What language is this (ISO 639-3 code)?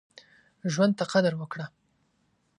pus